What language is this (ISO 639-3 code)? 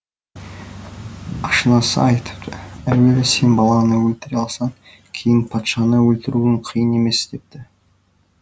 kaz